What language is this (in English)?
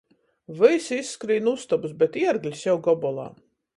Latgalian